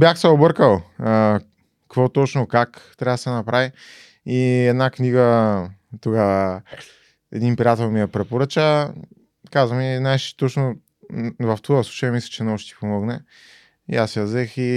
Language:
Bulgarian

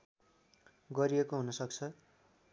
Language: Nepali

